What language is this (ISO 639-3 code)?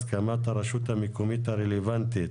heb